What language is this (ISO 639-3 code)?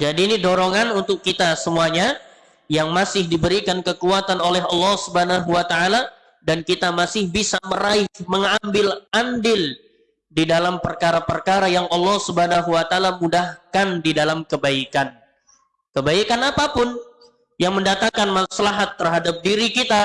ind